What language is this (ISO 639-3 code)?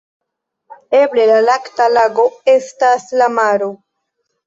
epo